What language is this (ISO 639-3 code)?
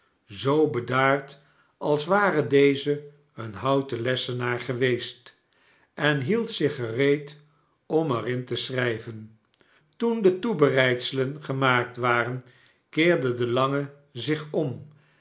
nld